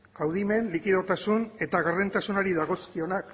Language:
Basque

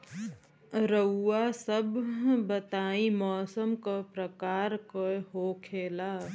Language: Bhojpuri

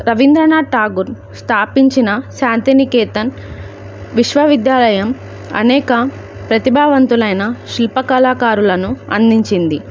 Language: Telugu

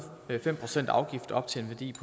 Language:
Danish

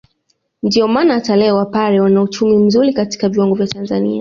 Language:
Swahili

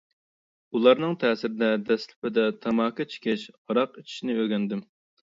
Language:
Uyghur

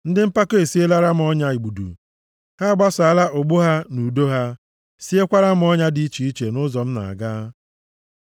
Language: Igbo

